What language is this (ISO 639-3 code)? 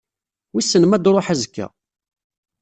kab